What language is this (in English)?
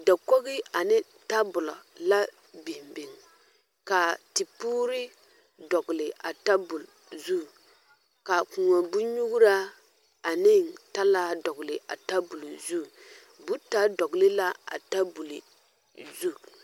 Southern Dagaare